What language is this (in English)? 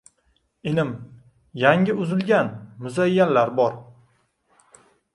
Uzbek